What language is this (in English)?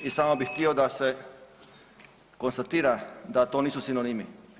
Croatian